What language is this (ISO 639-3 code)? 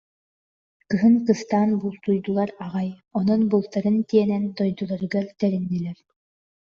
sah